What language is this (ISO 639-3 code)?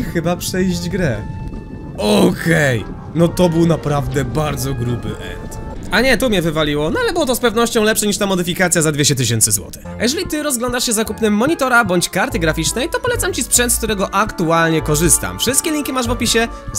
pol